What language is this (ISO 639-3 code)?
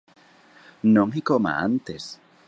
glg